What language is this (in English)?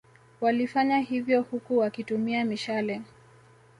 Swahili